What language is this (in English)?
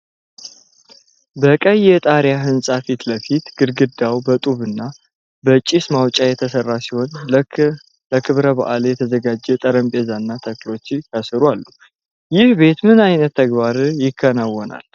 Amharic